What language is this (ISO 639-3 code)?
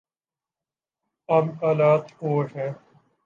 urd